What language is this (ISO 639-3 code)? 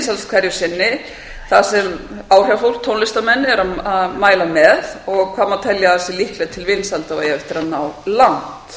isl